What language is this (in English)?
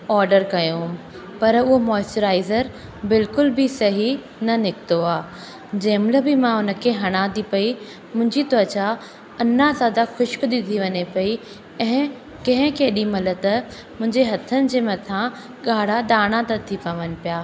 Sindhi